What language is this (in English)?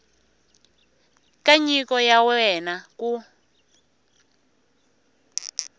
Tsonga